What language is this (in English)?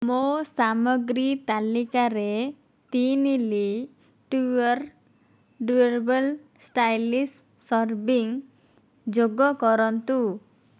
Odia